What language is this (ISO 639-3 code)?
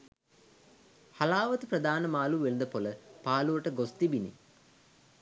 sin